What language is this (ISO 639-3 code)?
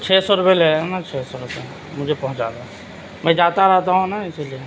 urd